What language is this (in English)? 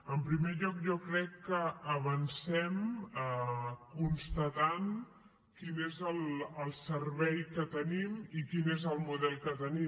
Catalan